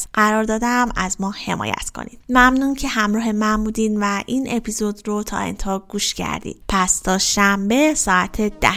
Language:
Persian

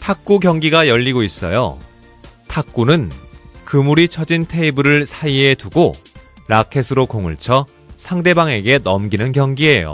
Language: Korean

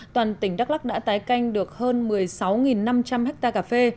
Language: Vietnamese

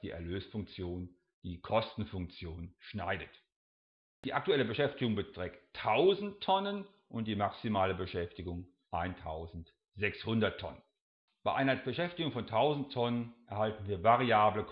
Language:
German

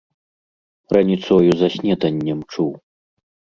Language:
Belarusian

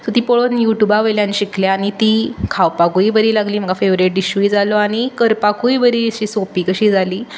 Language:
Konkani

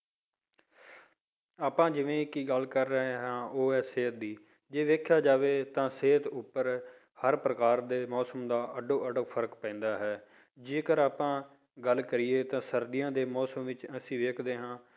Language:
Punjabi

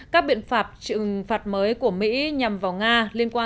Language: Vietnamese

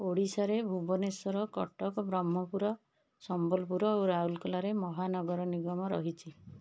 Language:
Odia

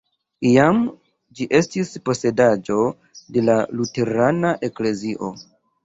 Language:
Esperanto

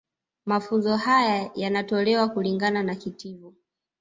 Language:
Swahili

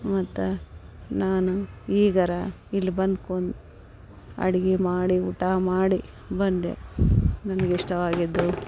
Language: Kannada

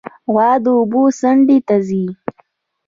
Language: Pashto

